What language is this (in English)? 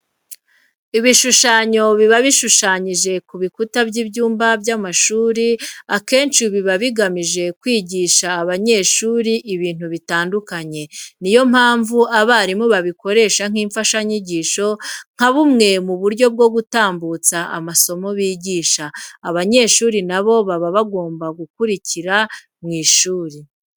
Kinyarwanda